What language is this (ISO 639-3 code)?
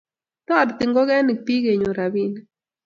kln